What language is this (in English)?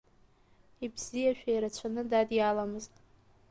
Abkhazian